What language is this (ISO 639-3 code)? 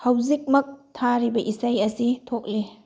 mni